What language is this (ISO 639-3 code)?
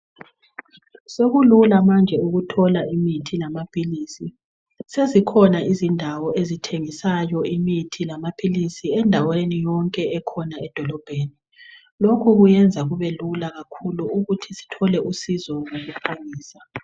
nde